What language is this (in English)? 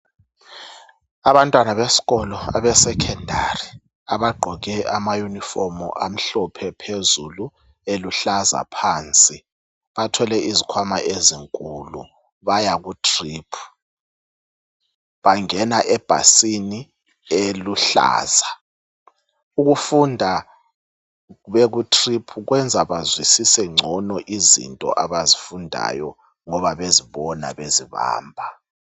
North Ndebele